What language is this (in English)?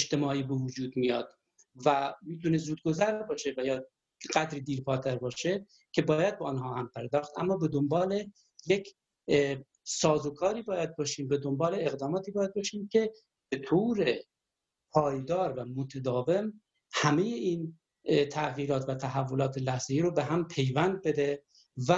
Persian